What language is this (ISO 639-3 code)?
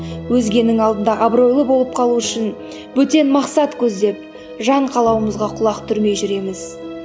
kaz